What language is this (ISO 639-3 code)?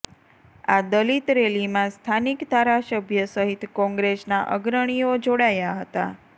guj